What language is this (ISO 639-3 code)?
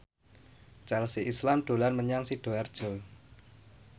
jav